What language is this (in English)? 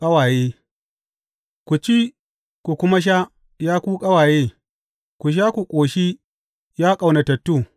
Hausa